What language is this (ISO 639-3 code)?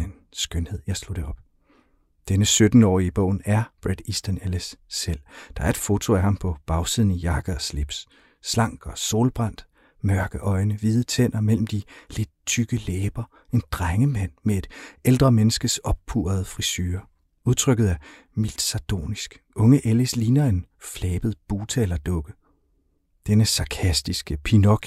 dan